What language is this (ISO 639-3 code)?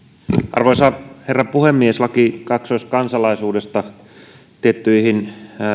fin